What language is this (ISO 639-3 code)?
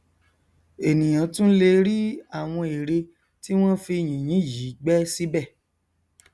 yor